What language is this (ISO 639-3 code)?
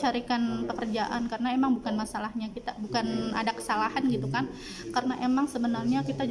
ind